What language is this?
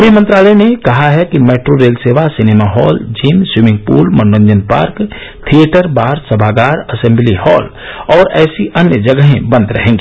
Hindi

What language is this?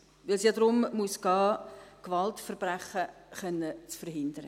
Swiss German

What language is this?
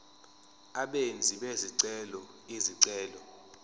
Zulu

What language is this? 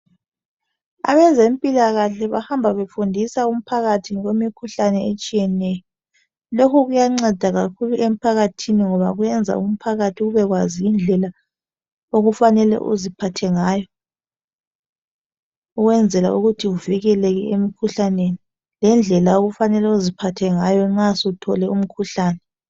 North Ndebele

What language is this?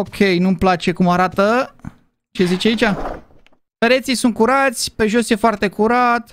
Romanian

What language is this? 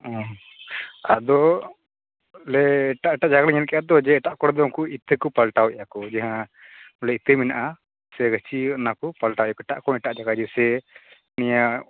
Santali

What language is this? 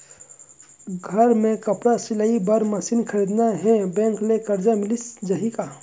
Chhattisgarhi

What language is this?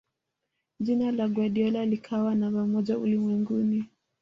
Swahili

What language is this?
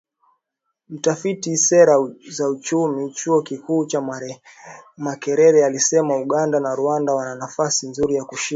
Swahili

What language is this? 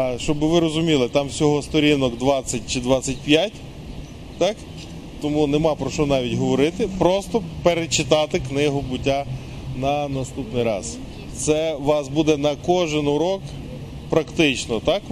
Ukrainian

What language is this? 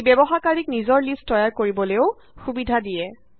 Assamese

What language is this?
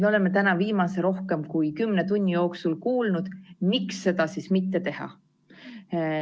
Estonian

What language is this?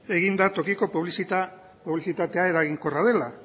Basque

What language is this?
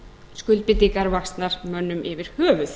Icelandic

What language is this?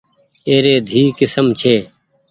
Goaria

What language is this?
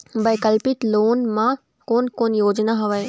Chhattisgarhi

